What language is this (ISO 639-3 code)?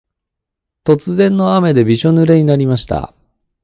jpn